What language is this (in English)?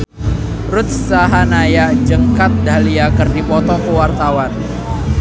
Sundanese